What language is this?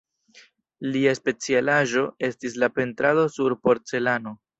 Esperanto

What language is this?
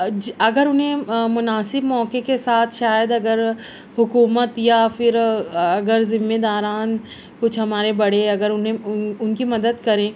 Urdu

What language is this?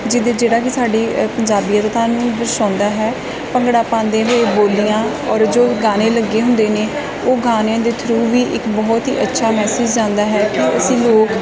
Punjabi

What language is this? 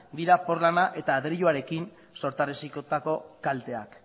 Basque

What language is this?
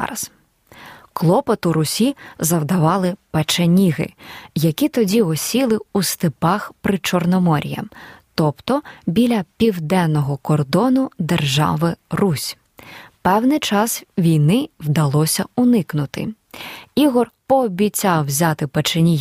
Ukrainian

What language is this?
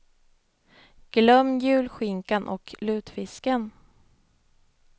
Swedish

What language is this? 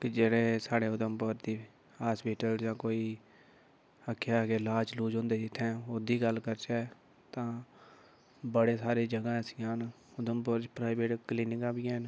Dogri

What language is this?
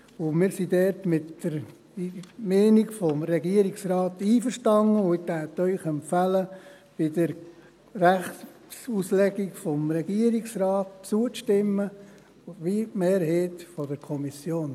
Swiss German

